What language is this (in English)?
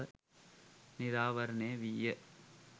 Sinhala